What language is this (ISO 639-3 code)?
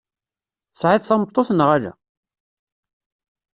kab